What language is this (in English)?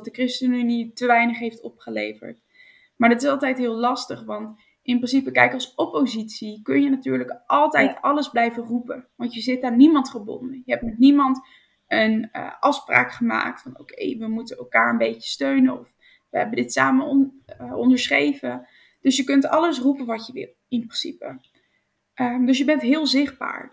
Dutch